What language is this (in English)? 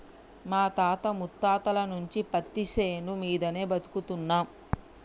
Telugu